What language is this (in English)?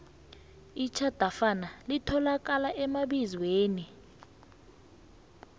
South Ndebele